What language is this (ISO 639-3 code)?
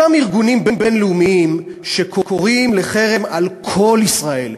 heb